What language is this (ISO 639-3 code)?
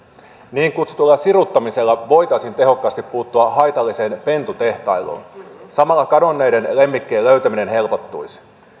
fin